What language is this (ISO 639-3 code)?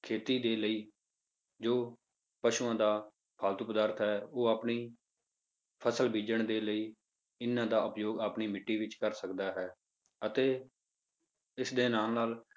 pan